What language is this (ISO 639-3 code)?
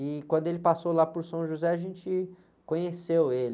por